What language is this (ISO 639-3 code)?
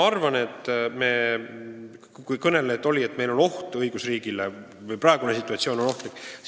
est